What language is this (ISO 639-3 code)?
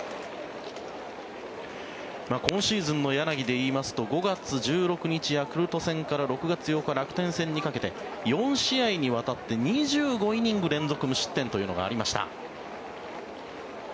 jpn